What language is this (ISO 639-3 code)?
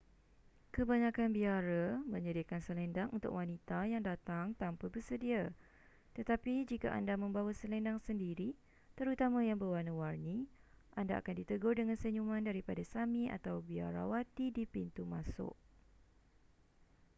msa